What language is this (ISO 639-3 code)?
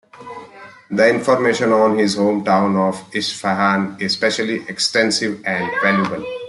eng